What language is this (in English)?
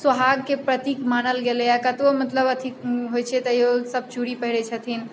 Maithili